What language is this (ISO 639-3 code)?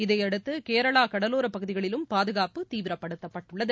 tam